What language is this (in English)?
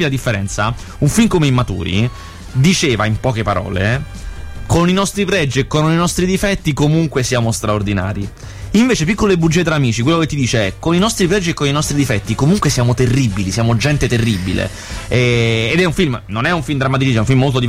Italian